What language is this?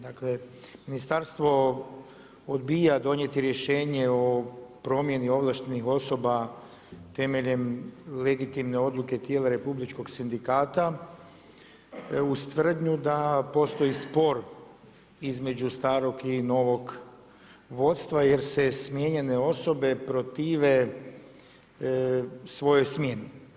Croatian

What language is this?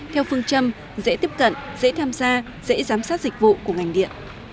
Vietnamese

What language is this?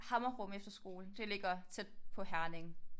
Danish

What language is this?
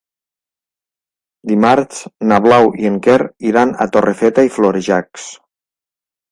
Catalan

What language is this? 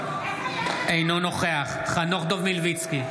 Hebrew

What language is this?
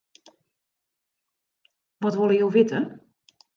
Western Frisian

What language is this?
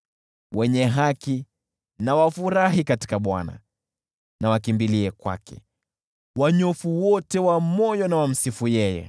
Swahili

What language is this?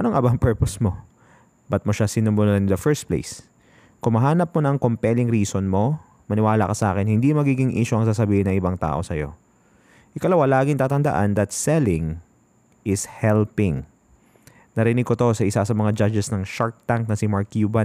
Filipino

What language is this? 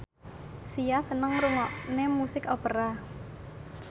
Javanese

